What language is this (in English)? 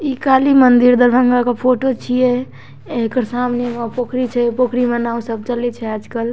Maithili